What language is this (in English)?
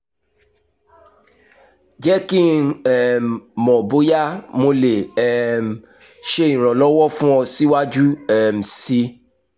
Yoruba